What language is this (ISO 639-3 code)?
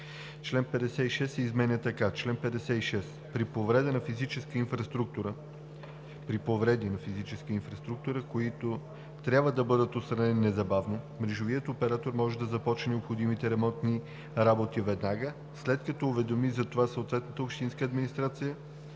bul